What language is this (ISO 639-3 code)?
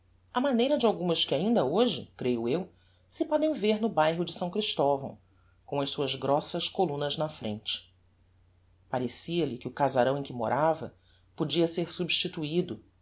por